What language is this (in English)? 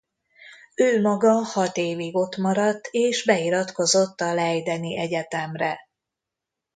Hungarian